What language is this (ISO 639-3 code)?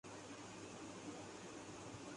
urd